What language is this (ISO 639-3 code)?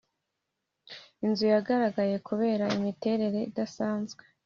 kin